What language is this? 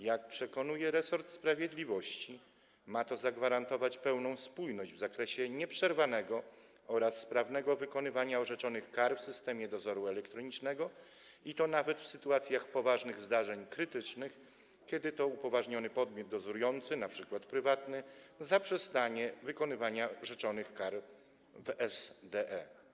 Polish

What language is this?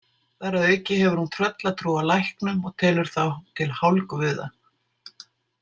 Icelandic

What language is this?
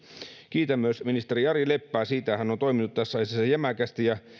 Finnish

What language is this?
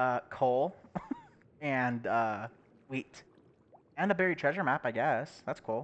English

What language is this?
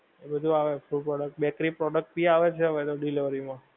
Gujarati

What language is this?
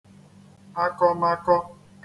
Igbo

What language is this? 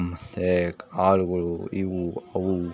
Kannada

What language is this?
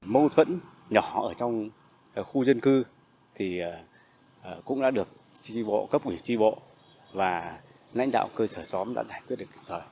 Vietnamese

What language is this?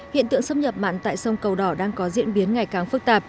Vietnamese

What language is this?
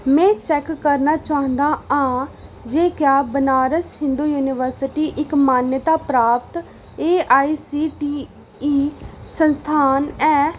Dogri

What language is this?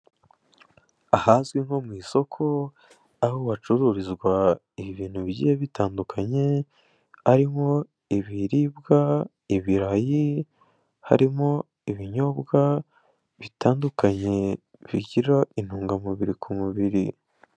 Kinyarwanda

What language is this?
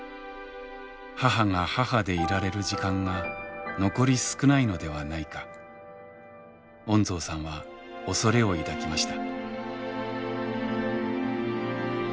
Japanese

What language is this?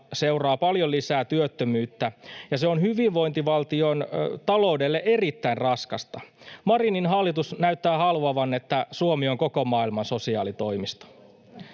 Finnish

